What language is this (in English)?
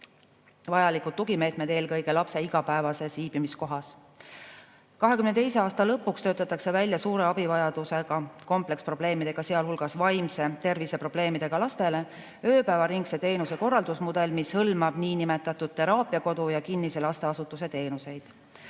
Estonian